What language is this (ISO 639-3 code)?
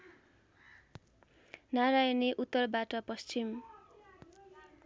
nep